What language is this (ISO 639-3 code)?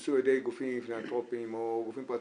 heb